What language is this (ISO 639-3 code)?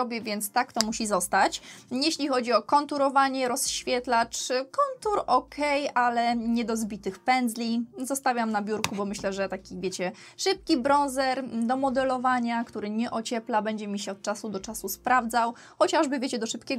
pol